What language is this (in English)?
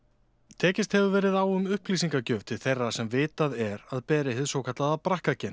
Icelandic